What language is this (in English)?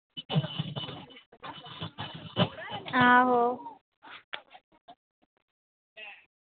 Dogri